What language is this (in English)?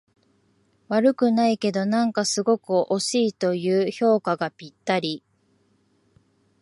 Japanese